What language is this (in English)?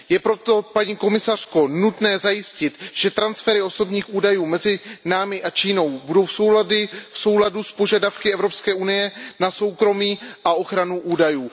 Czech